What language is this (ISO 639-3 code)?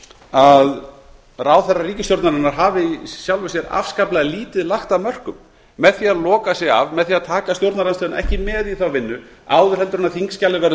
isl